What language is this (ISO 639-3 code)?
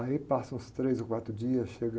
por